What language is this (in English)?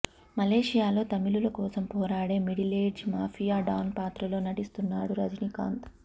Telugu